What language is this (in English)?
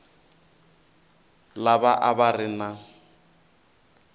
Tsonga